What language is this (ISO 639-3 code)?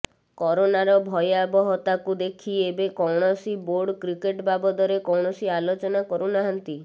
ori